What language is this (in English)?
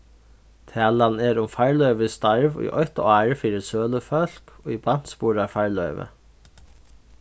Faroese